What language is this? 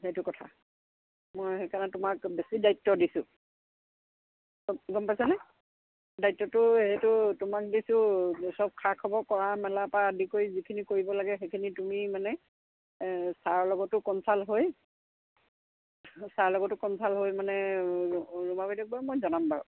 Assamese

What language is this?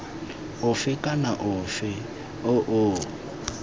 Tswana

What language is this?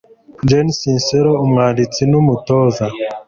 Kinyarwanda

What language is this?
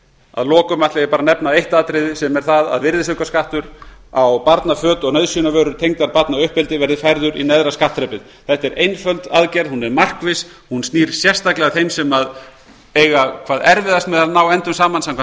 Icelandic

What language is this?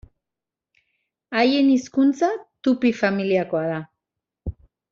Basque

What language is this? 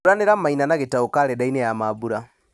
Kikuyu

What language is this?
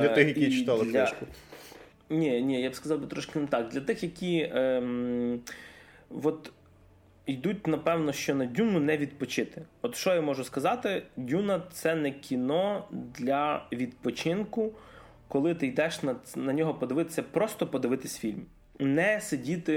Ukrainian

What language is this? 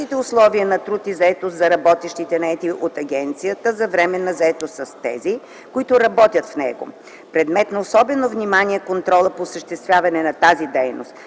Bulgarian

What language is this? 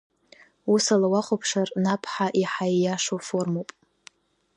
Abkhazian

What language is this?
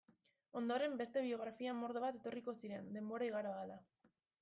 Basque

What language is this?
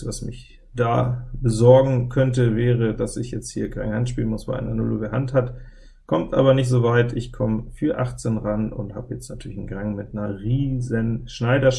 German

